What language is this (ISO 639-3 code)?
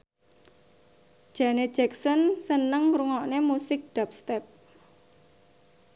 jav